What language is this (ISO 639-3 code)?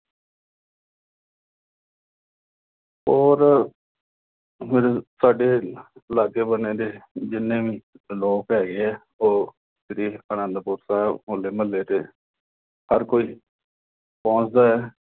pan